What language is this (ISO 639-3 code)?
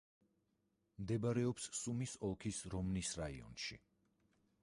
kat